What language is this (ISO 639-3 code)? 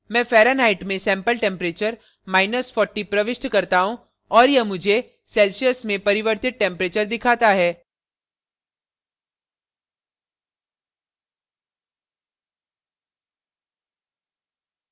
hin